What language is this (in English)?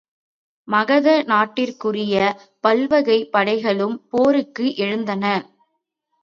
Tamil